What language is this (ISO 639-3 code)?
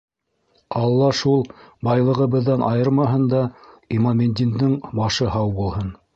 bak